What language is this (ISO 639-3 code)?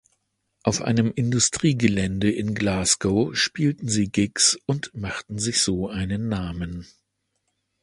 deu